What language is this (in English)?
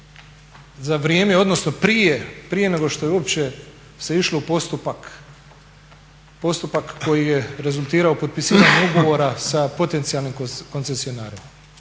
Croatian